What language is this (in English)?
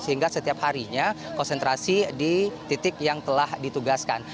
Indonesian